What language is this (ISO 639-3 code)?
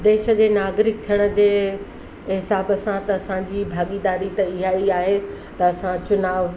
snd